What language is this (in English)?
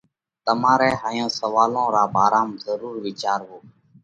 Parkari Koli